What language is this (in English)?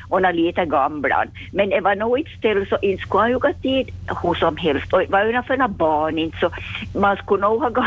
Swedish